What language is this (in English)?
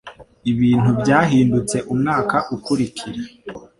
Kinyarwanda